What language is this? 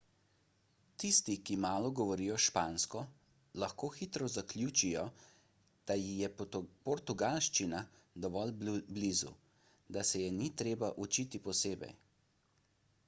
Slovenian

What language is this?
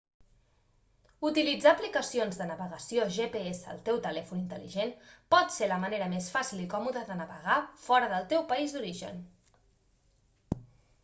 Catalan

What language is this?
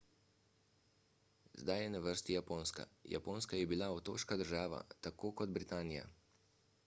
Slovenian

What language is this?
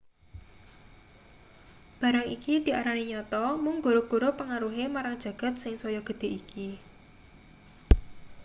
Javanese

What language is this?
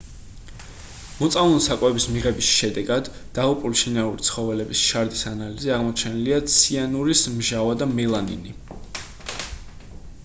Georgian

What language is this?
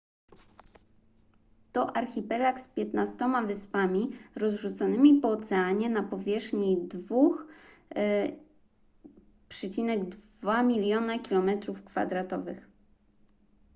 Polish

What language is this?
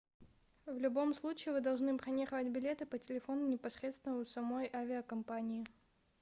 Russian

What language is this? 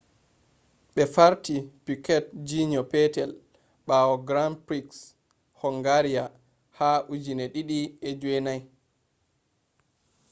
Fula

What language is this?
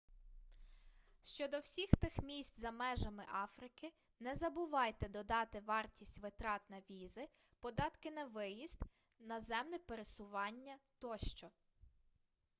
Ukrainian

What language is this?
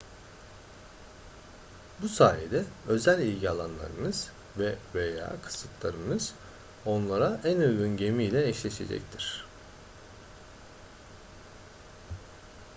Turkish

